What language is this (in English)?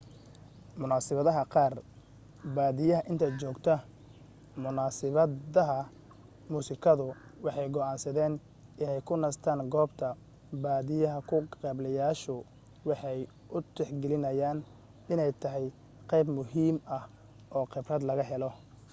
Somali